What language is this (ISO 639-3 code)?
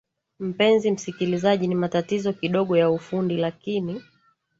swa